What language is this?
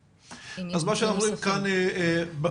Hebrew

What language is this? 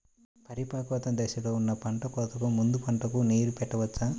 Telugu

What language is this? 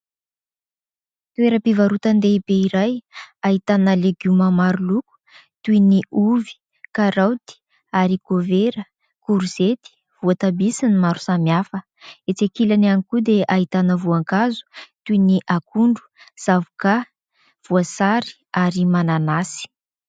Malagasy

